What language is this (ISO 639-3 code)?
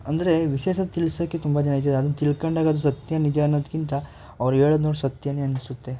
kan